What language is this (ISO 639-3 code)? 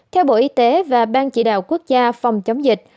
vie